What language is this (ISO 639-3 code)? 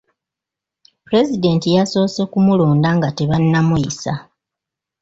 lug